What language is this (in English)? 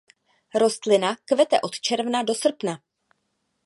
Czech